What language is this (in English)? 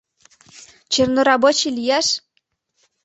Mari